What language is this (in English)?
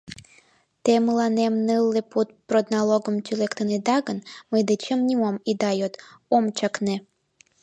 Mari